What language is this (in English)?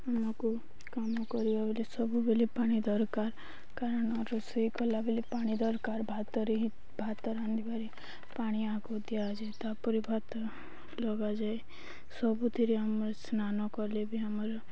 Odia